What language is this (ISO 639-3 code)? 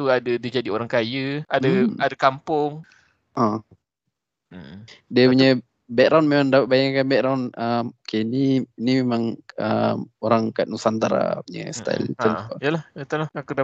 msa